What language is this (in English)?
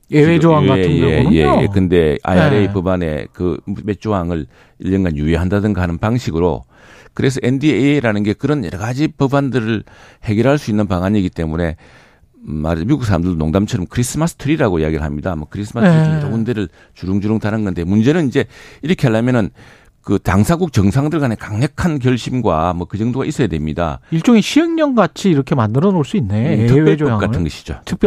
Korean